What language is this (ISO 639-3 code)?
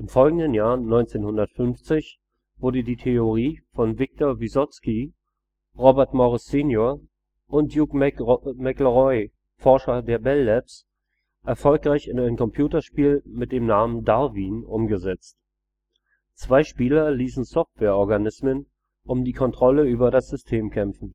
deu